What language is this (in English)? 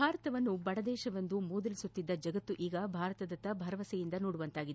Kannada